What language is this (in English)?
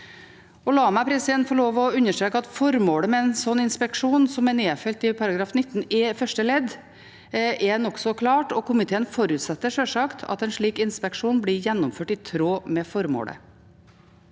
Norwegian